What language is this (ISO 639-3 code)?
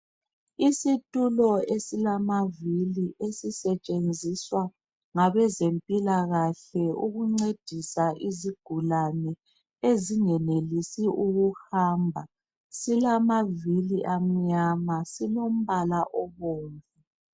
nde